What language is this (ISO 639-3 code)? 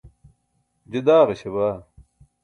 bsk